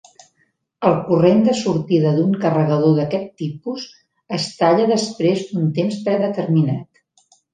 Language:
Catalan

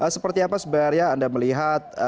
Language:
Indonesian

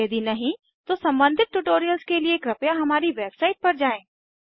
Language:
Hindi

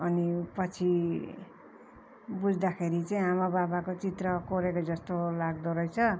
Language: Nepali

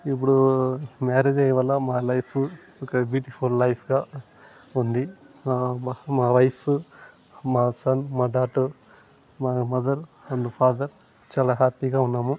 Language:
Telugu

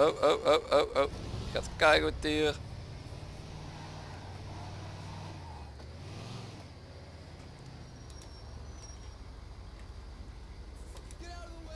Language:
Dutch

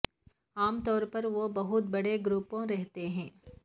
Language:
Urdu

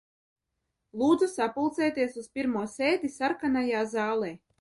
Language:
Latvian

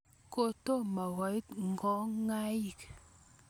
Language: Kalenjin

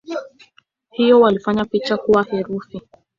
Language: Swahili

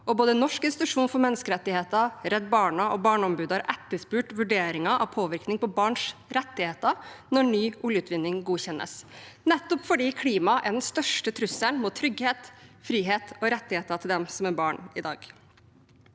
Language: Norwegian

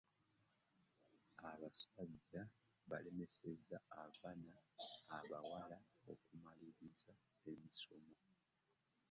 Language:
Ganda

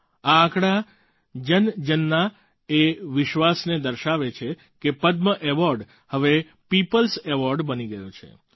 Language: Gujarati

